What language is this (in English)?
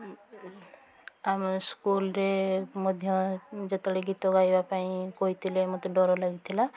Odia